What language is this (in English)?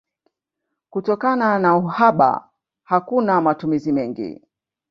Swahili